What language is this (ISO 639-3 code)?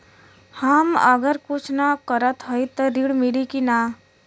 bho